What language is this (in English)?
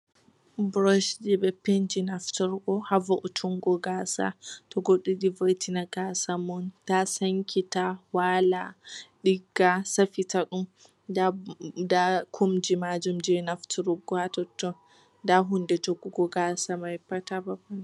Fula